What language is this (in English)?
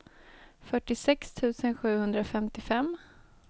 Swedish